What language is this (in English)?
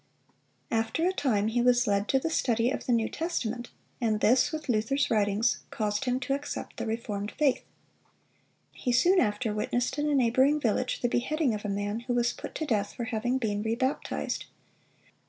English